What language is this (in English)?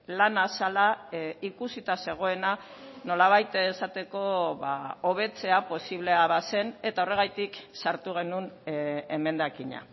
Basque